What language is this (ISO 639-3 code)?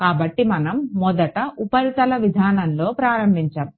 tel